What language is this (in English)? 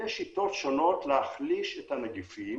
Hebrew